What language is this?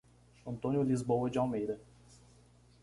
Portuguese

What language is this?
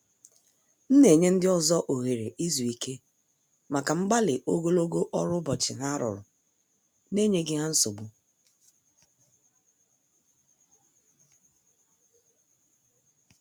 Igbo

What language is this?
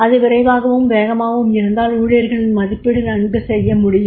Tamil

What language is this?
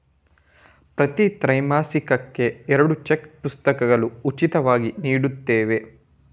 Kannada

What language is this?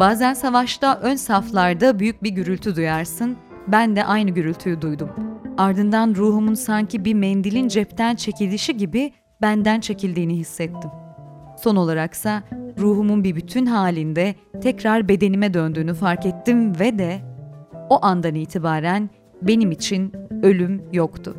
Turkish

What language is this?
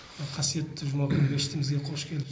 Kazakh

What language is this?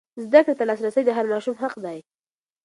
Pashto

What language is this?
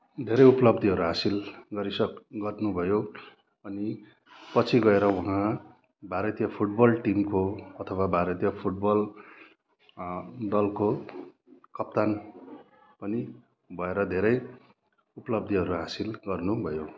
Nepali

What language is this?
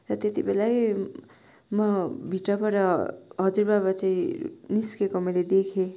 Nepali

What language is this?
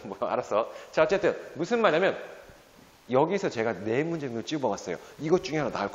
Korean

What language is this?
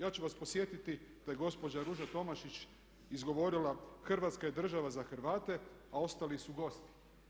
Croatian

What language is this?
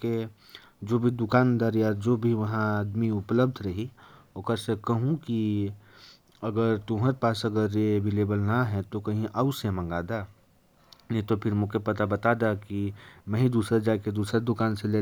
Korwa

